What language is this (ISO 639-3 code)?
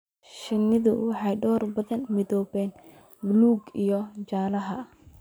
som